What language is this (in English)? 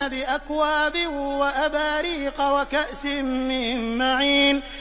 Arabic